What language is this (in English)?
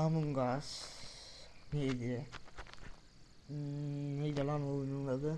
Turkish